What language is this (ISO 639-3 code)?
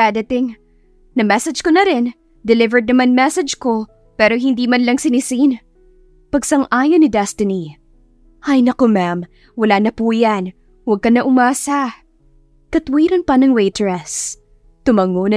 fil